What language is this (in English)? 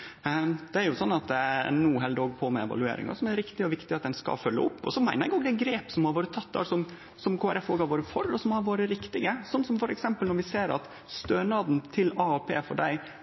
Norwegian Nynorsk